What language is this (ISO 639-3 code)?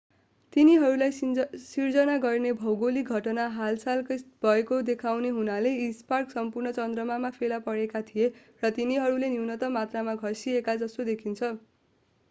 nep